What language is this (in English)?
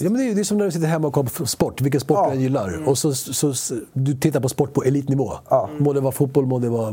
Swedish